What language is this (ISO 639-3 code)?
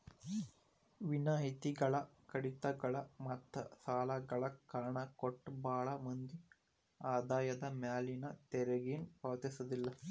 kan